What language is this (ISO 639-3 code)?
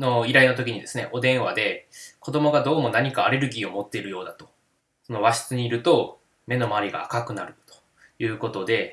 jpn